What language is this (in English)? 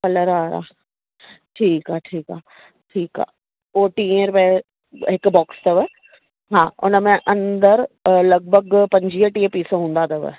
Sindhi